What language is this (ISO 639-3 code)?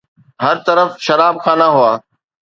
snd